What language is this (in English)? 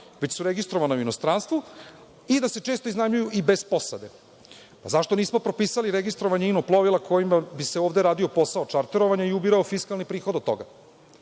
Serbian